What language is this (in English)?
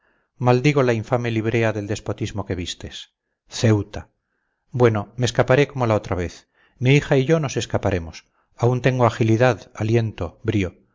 Spanish